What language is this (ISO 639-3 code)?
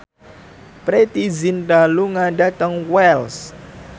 jav